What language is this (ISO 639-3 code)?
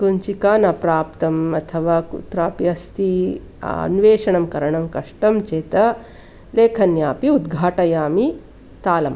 san